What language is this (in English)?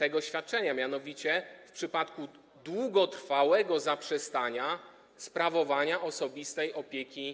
Polish